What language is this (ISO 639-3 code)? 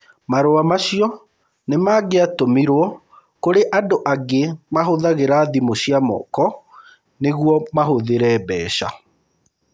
kik